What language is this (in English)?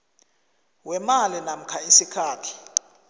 South Ndebele